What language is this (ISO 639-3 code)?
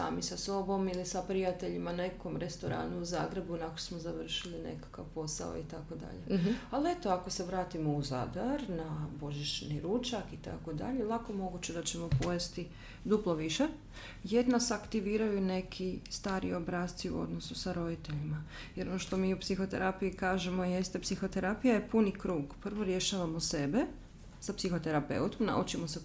hrv